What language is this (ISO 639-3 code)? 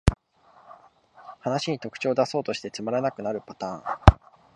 jpn